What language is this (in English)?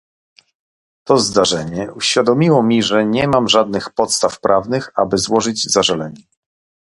Polish